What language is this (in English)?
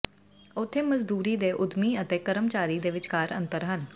Punjabi